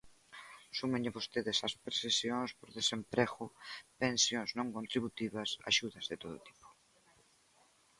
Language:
Galician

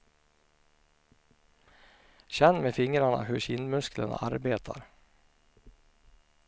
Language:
Swedish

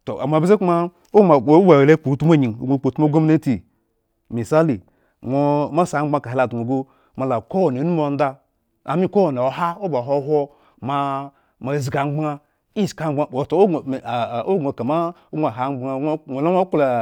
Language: Eggon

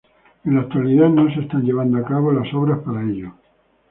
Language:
Spanish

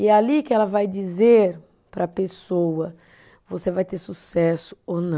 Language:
Portuguese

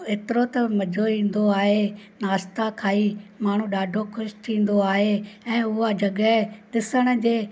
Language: Sindhi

